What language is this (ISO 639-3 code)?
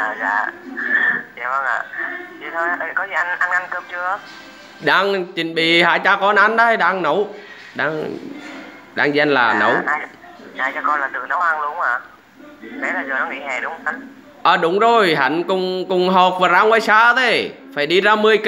vie